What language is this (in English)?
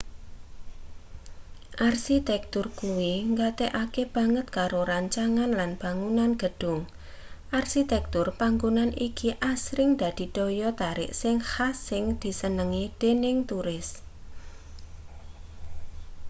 Javanese